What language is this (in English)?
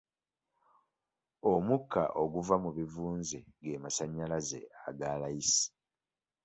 Ganda